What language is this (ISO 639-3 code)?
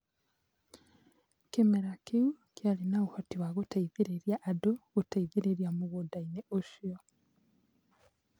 kik